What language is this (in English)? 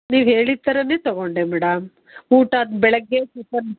Kannada